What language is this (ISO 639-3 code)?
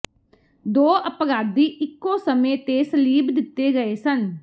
pan